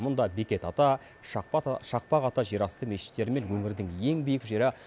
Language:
Kazakh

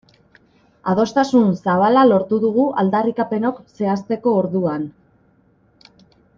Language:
Basque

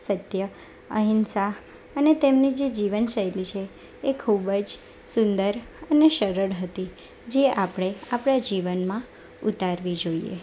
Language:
Gujarati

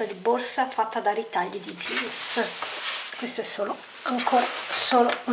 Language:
Italian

